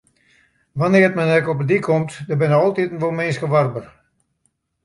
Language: Western Frisian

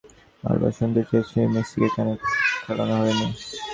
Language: Bangla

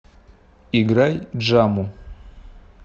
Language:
Russian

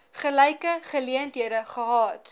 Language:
Afrikaans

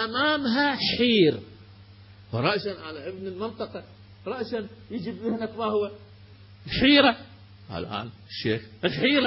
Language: Arabic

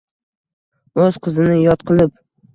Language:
Uzbek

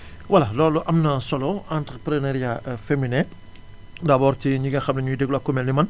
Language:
Wolof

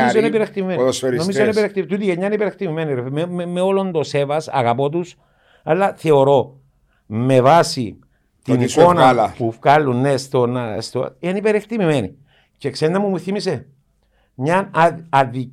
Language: Greek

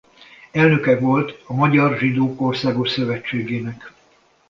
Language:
Hungarian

